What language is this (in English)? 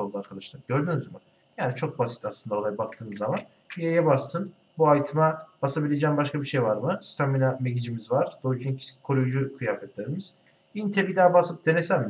Turkish